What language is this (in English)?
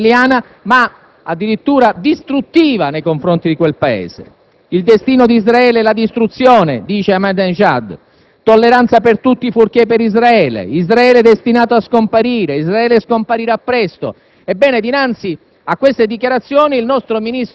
Italian